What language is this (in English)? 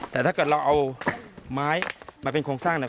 Thai